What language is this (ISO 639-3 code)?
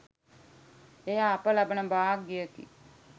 sin